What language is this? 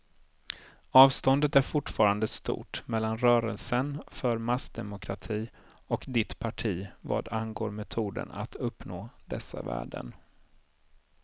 Swedish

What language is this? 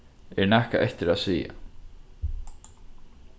Faroese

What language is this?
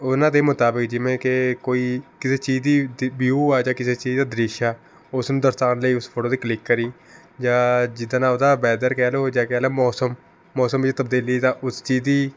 Punjabi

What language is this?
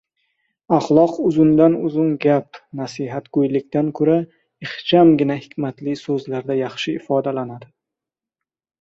Uzbek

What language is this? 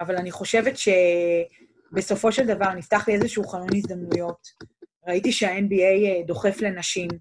Hebrew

